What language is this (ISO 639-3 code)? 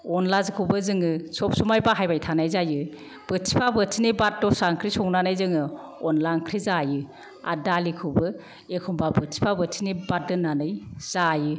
brx